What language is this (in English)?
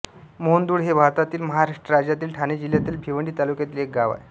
Marathi